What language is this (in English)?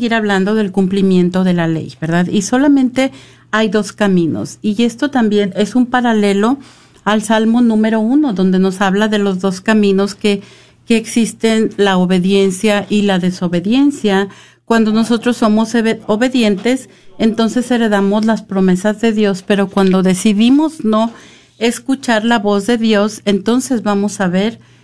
Spanish